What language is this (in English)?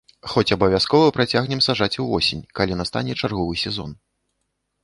Belarusian